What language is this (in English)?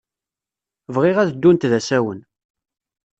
Kabyle